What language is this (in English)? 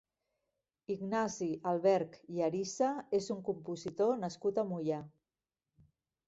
Catalan